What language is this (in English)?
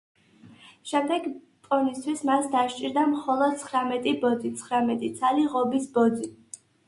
Georgian